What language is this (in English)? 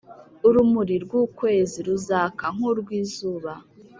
Kinyarwanda